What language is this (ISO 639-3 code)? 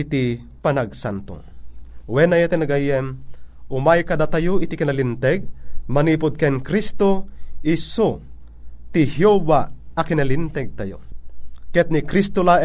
fil